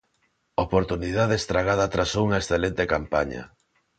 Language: Galician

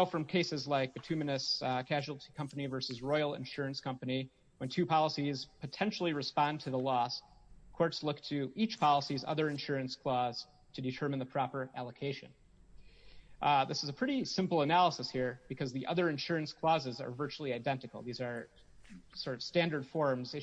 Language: English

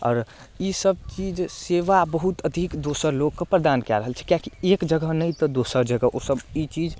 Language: Maithili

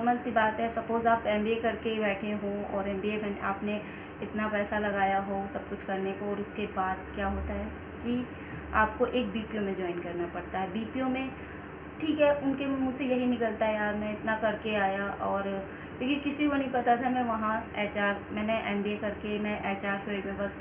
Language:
Hindi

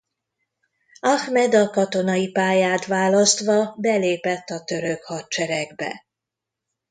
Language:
Hungarian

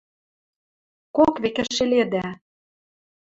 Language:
Western Mari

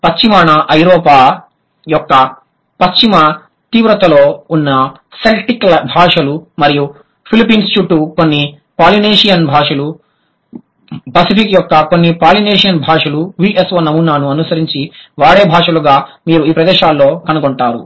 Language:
Telugu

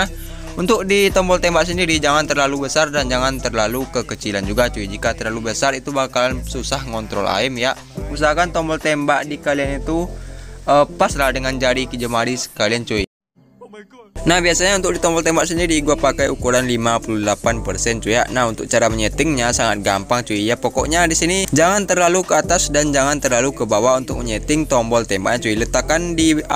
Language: Indonesian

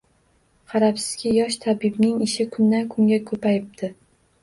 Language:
Uzbek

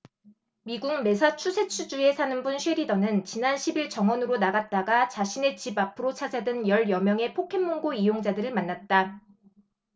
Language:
Korean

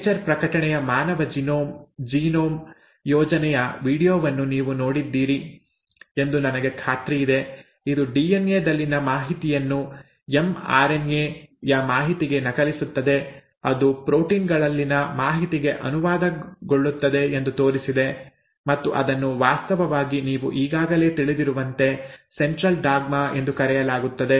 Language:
Kannada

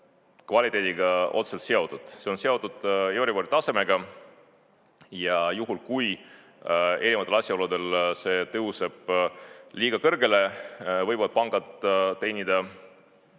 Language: Estonian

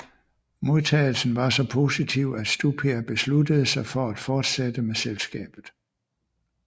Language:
Danish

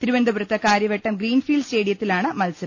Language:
Malayalam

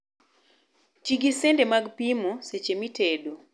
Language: Luo (Kenya and Tanzania)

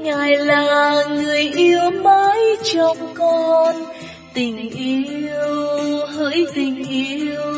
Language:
Vietnamese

